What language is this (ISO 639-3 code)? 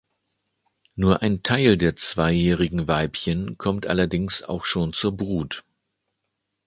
deu